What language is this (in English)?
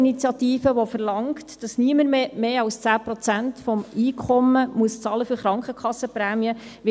Swiss German